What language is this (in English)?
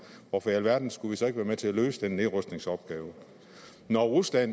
Danish